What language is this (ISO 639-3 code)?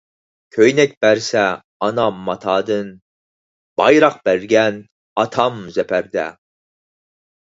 uig